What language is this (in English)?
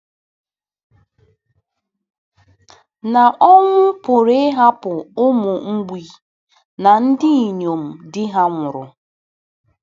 Igbo